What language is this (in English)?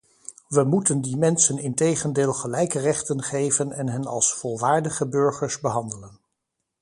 Dutch